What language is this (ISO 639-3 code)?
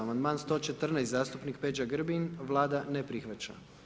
hrv